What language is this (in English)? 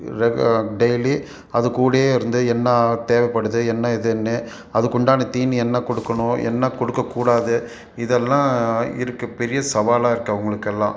Tamil